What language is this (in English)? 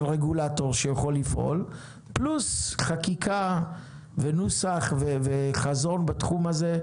Hebrew